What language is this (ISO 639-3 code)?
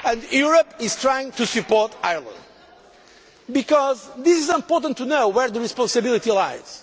eng